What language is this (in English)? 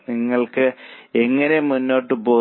Malayalam